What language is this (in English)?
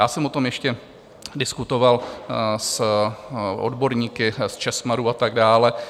Czech